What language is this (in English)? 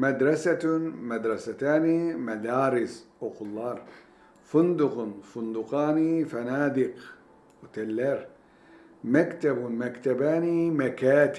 Turkish